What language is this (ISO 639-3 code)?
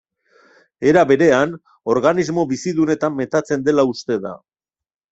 eus